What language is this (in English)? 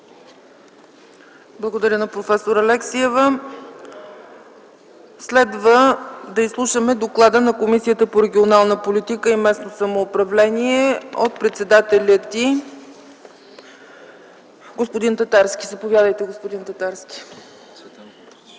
Bulgarian